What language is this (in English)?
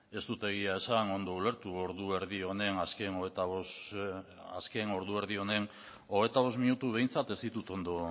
Basque